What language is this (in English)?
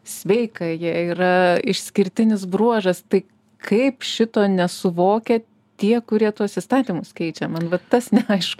Lithuanian